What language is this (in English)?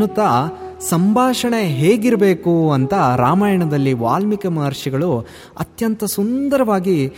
Kannada